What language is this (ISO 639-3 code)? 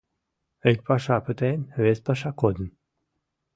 chm